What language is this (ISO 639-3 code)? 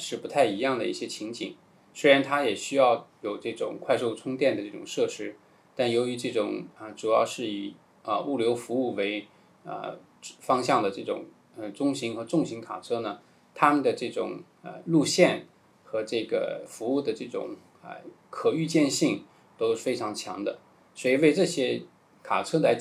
zho